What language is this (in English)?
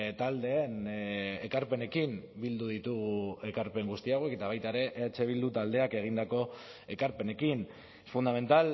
Basque